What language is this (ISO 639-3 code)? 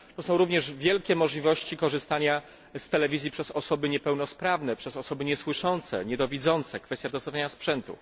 pol